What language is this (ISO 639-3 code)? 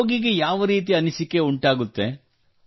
kan